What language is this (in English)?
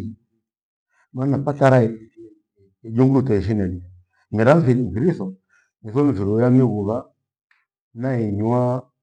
Gweno